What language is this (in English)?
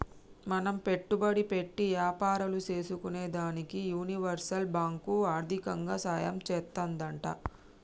Telugu